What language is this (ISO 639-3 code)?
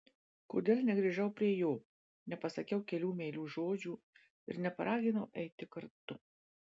lit